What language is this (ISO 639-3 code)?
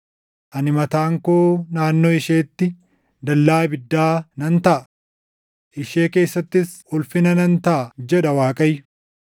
orm